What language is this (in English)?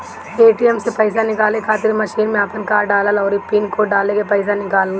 Bhojpuri